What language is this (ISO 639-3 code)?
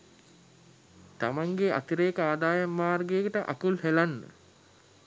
sin